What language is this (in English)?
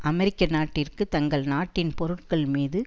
Tamil